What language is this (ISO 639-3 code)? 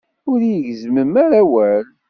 kab